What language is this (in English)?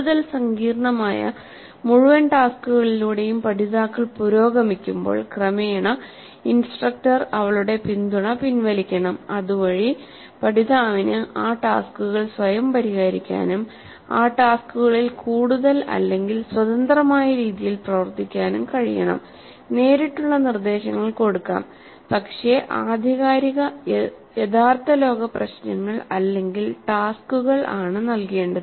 Malayalam